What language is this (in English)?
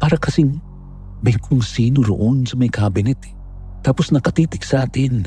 Filipino